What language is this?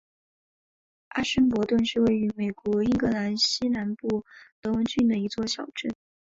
Chinese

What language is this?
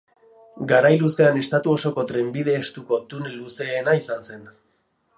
Basque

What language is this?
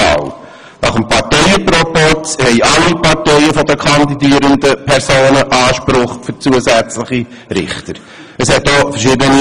Swiss German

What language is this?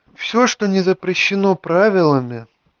Russian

